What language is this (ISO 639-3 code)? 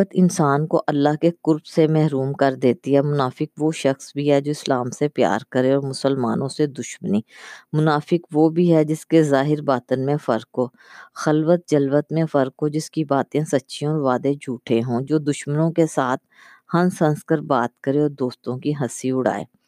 urd